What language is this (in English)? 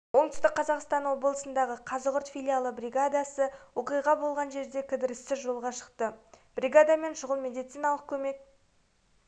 Kazakh